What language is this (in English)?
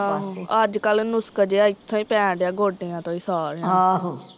Punjabi